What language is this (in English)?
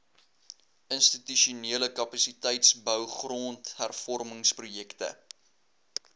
Afrikaans